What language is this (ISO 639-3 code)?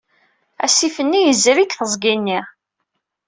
kab